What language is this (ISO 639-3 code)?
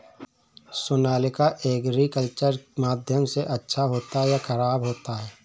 hin